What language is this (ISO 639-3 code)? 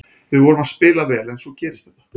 isl